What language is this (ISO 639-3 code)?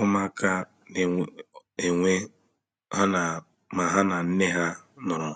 ibo